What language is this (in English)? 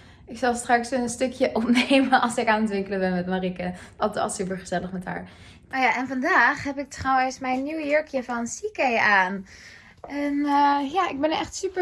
Dutch